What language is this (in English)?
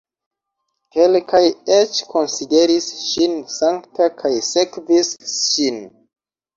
Esperanto